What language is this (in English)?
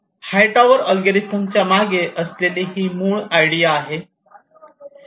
Marathi